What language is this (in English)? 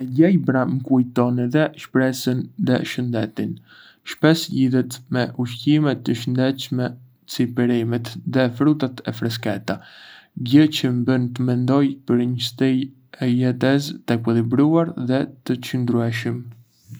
Arbëreshë Albanian